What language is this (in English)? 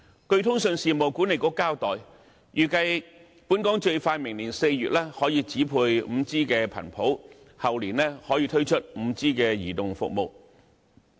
Cantonese